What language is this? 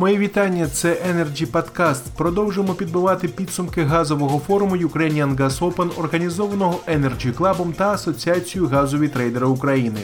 Ukrainian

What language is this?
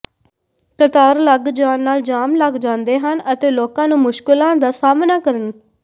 Punjabi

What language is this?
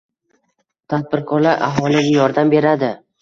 Uzbek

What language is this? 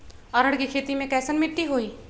Magahi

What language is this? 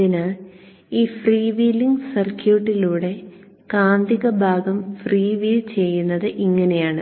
Malayalam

